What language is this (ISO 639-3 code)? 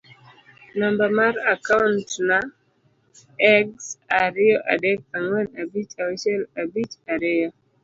luo